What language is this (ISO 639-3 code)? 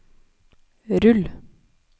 nor